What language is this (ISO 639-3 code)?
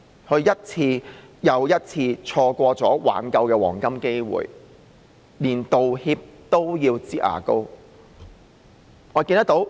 yue